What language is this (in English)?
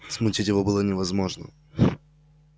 Russian